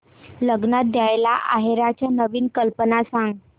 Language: Marathi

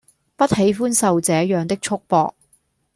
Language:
Cantonese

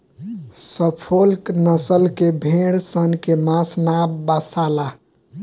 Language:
Bhojpuri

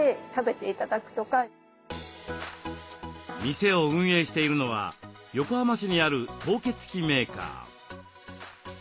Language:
Japanese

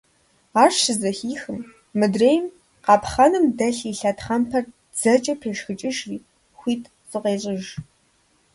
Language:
Kabardian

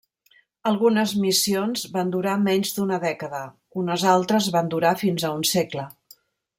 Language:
Catalan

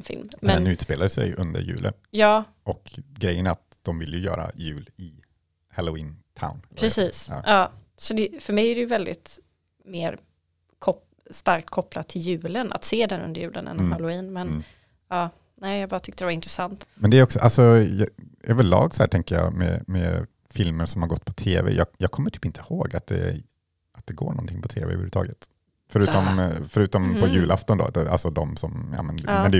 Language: Swedish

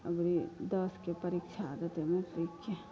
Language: Maithili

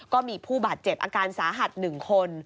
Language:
Thai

